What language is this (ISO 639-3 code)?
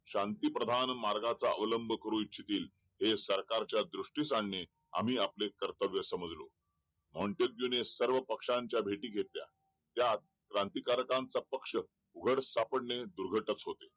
mar